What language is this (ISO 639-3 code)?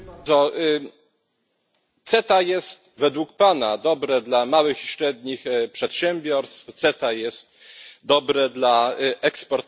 pol